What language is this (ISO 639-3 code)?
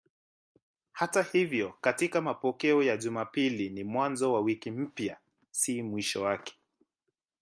swa